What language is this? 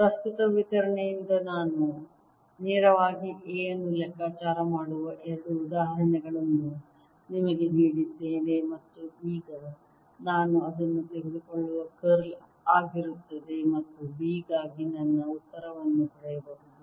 Kannada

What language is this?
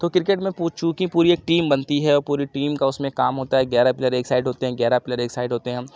Urdu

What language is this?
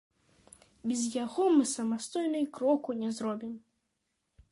Belarusian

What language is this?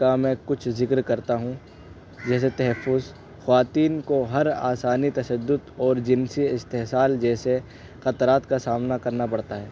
Urdu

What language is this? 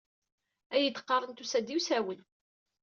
Kabyle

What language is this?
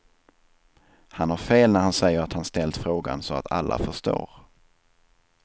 Swedish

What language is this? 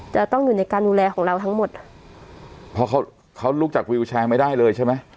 Thai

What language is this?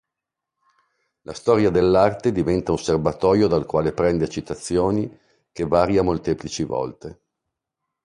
Italian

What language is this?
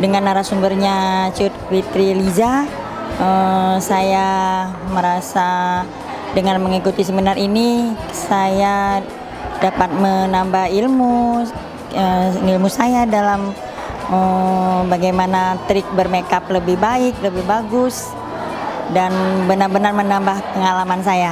Indonesian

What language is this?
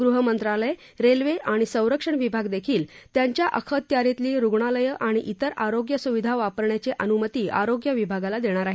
Marathi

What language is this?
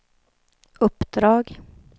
Swedish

